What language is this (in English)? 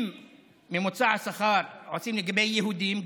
Hebrew